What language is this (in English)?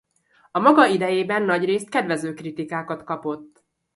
Hungarian